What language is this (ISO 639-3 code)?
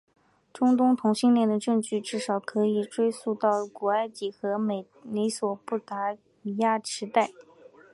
zho